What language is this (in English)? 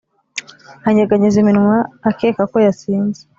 Kinyarwanda